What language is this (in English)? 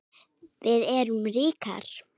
Icelandic